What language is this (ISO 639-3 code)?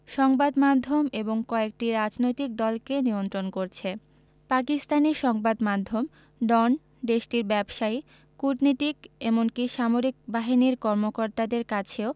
ben